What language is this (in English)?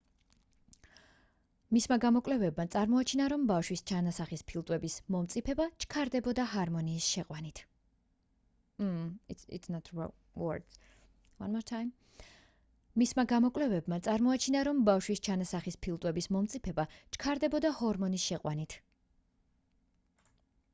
Georgian